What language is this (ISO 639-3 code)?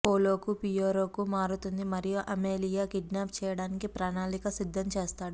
tel